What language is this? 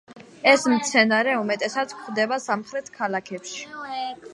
Georgian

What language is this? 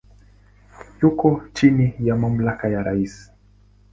Swahili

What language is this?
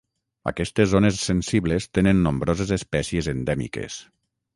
Catalan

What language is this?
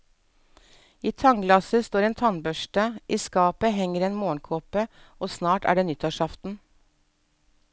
Norwegian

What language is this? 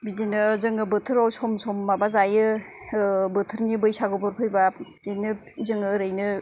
Bodo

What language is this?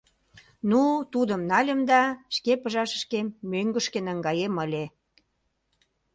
Mari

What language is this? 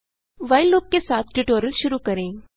Hindi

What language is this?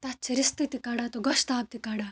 Kashmiri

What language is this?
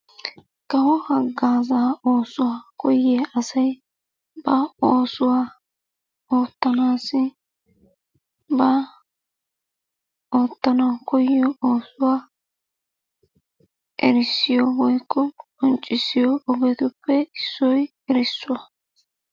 Wolaytta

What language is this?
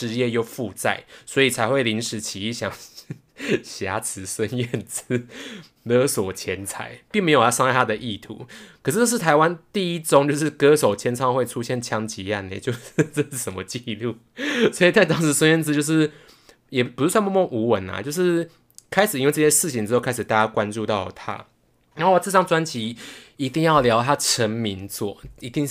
Chinese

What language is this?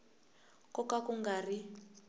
Tsonga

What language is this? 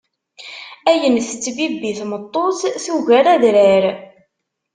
Kabyle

